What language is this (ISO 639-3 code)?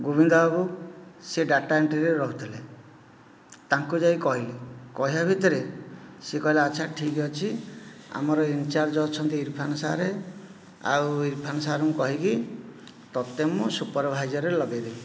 ori